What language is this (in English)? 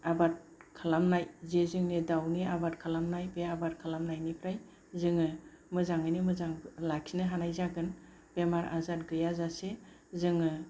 Bodo